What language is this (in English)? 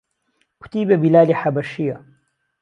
Central Kurdish